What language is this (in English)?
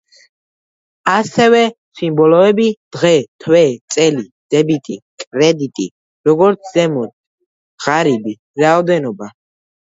Georgian